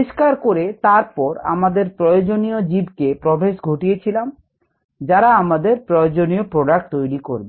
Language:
Bangla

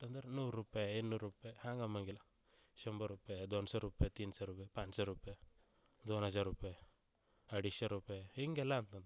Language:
Kannada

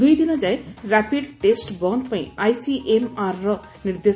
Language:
Odia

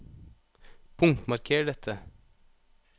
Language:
Norwegian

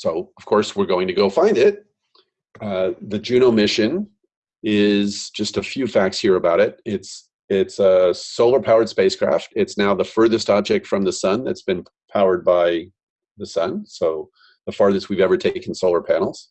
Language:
English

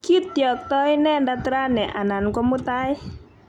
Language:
Kalenjin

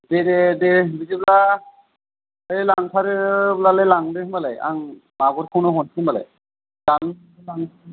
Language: Bodo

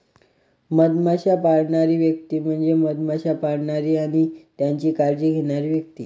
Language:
Marathi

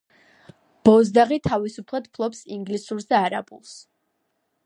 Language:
Georgian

